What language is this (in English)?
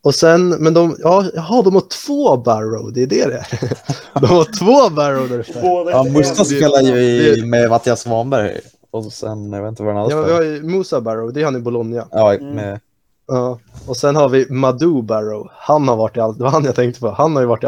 Swedish